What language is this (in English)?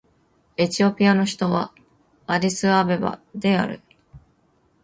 Japanese